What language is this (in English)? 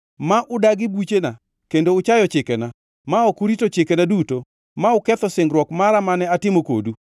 Luo (Kenya and Tanzania)